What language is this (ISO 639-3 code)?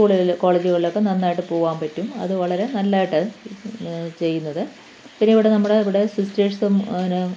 mal